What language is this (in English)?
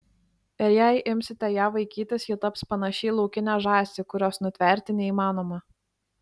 Lithuanian